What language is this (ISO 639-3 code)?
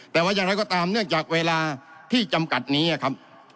tha